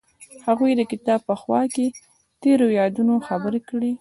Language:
Pashto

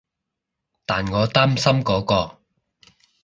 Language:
Cantonese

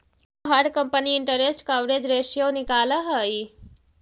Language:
Magahi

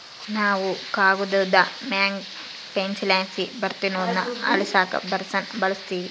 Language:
Kannada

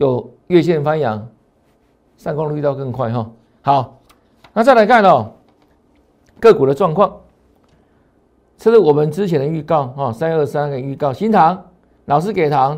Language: Chinese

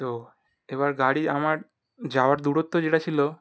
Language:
Bangla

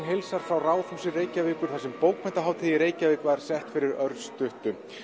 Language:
Icelandic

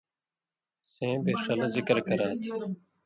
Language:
Indus Kohistani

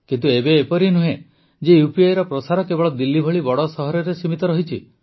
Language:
Odia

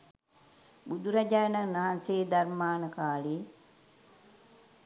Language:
Sinhala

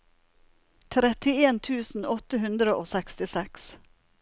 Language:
Norwegian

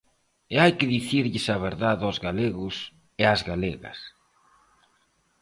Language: Galician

